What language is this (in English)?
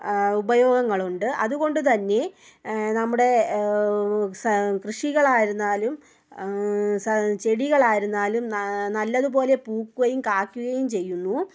Malayalam